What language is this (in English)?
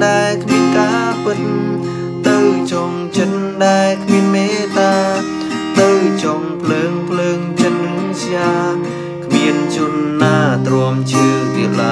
Thai